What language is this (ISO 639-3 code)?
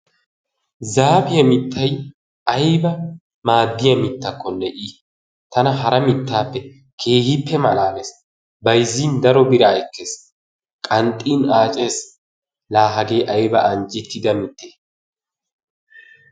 wal